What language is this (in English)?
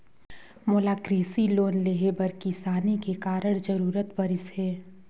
Chhattisgarhi